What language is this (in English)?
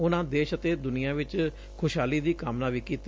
Punjabi